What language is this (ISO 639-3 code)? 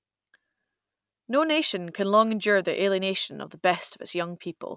eng